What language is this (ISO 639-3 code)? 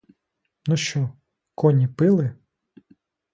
ukr